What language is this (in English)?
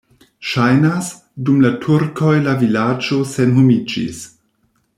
Esperanto